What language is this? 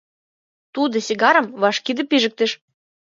Mari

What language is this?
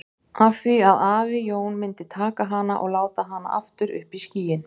Icelandic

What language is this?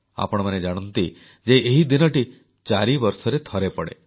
Odia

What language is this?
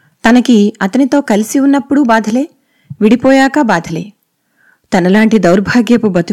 Telugu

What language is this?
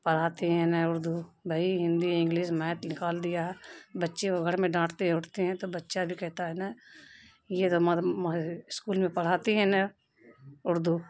Urdu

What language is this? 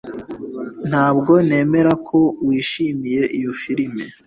Kinyarwanda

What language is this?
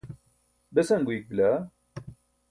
Burushaski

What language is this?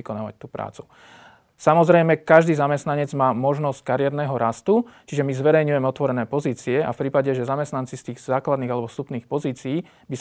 Slovak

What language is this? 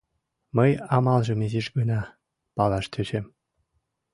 Mari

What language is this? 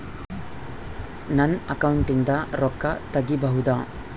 Kannada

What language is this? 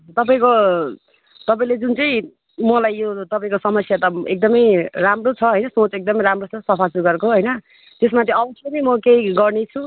Nepali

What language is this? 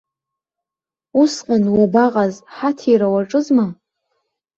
Abkhazian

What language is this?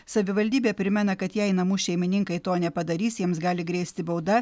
Lithuanian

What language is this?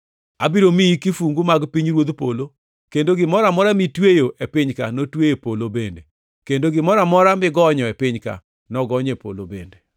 Luo (Kenya and Tanzania)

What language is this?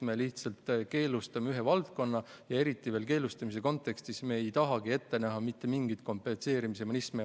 Estonian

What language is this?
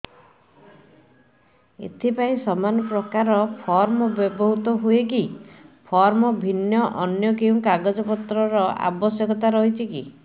Odia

